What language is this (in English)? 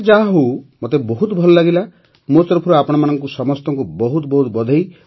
Odia